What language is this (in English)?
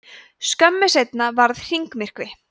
Icelandic